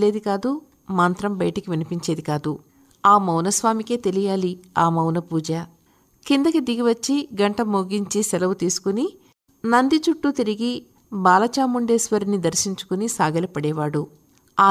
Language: Telugu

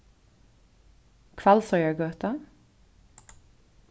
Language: Faroese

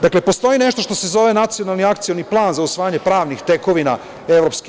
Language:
Serbian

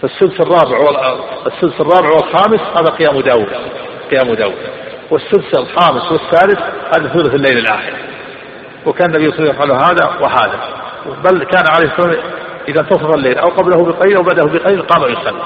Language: Arabic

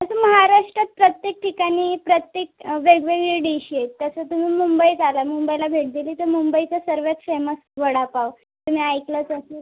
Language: Marathi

